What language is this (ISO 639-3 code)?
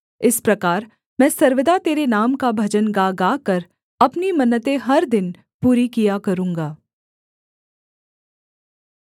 hin